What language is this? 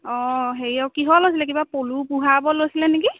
Assamese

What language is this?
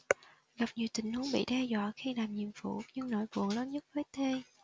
Vietnamese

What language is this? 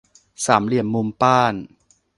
Thai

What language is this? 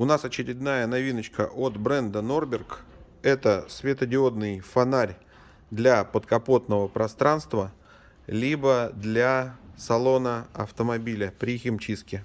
Russian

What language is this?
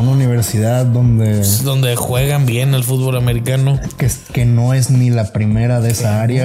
Spanish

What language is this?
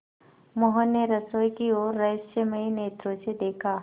Hindi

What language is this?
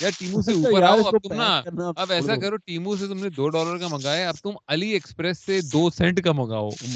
Urdu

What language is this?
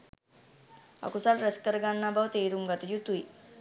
Sinhala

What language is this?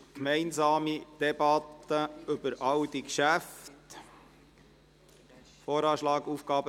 Swiss German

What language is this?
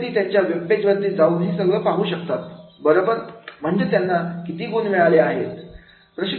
Marathi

